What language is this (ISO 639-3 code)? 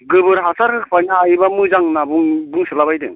brx